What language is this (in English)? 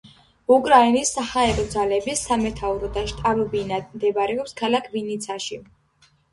Georgian